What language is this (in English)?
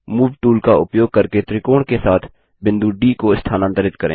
Hindi